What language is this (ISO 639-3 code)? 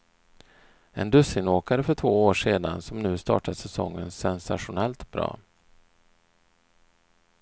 swe